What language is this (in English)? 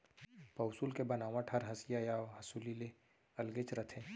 Chhattisgarhi